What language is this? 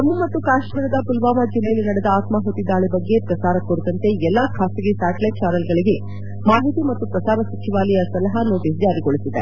Kannada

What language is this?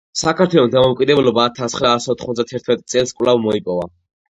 Georgian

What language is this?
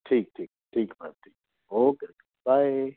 Hindi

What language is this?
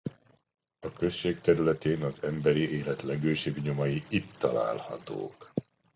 Hungarian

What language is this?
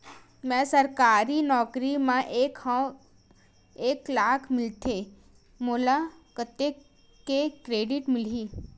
Chhattisgarhi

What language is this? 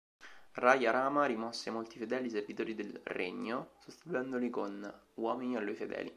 Italian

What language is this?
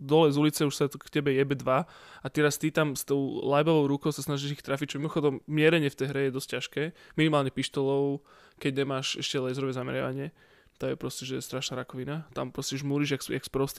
Slovak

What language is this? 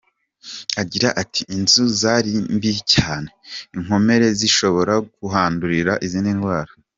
Kinyarwanda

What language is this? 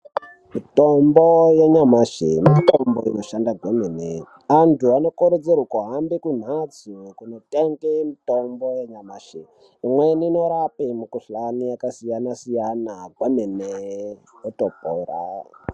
Ndau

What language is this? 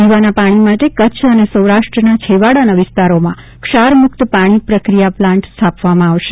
Gujarati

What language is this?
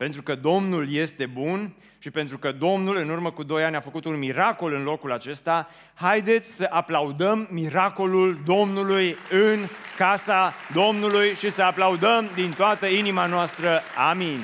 Romanian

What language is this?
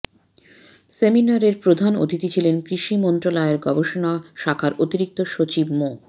Bangla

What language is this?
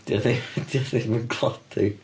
Welsh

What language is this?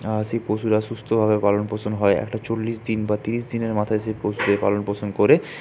Bangla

